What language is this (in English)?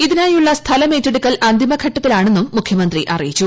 Malayalam